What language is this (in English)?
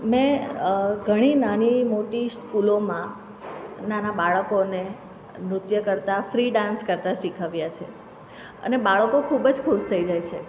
Gujarati